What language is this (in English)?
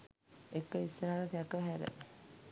Sinhala